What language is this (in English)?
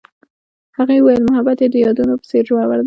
Pashto